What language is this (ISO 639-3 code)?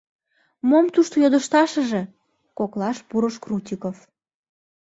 chm